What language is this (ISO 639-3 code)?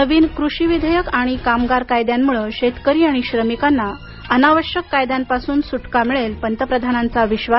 mar